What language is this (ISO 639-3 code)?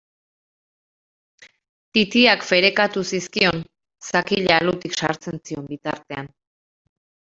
eus